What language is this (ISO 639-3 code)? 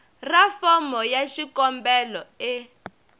tso